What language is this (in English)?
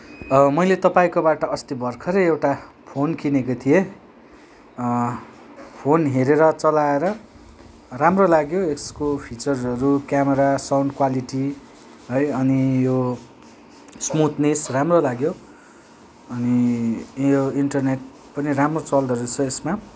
Nepali